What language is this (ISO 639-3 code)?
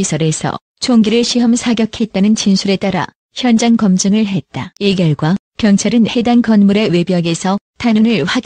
kor